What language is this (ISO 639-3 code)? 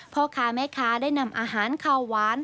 tha